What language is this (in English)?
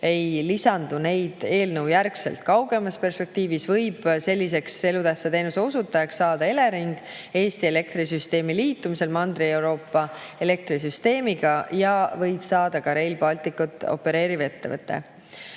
Estonian